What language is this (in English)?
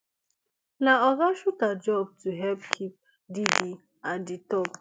Nigerian Pidgin